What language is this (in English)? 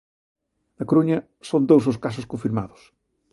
Galician